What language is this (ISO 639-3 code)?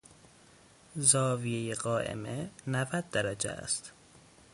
fas